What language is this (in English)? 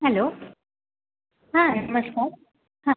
Marathi